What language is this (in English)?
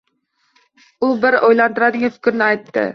Uzbek